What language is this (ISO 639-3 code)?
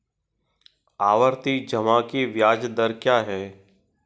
hin